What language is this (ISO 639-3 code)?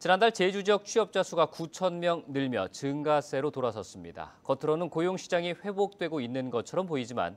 kor